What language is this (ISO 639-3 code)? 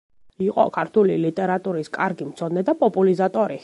kat